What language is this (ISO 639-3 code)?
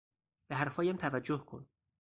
fas